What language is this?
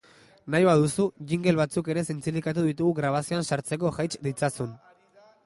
Basque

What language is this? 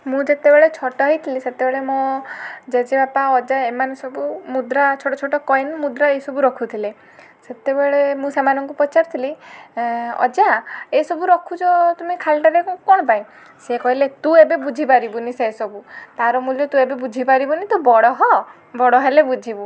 Odia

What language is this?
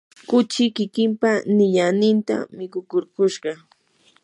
Yanahuanca Pasco Quechua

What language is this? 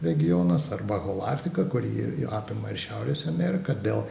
Lithuanian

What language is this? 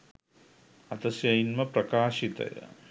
Sinhala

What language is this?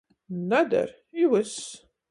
Latgalian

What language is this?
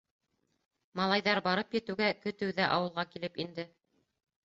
Bashkir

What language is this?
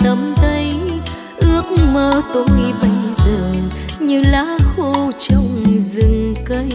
Vietnamese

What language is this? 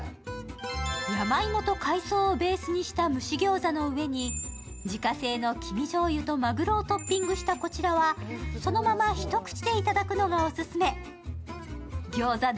Japanese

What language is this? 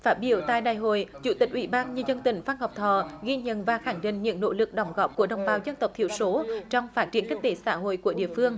Vietnamese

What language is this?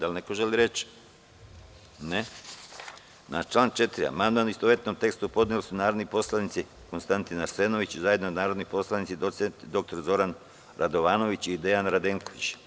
Serbian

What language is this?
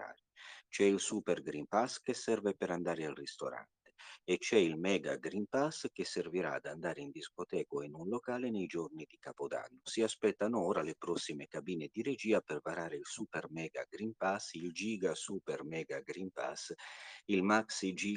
Italian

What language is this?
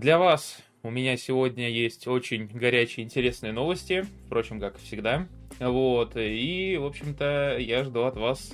Russian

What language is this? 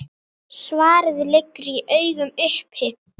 Icelandic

